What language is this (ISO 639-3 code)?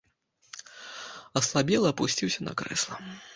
bel